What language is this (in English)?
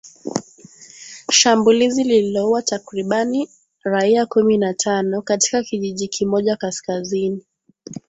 Swahili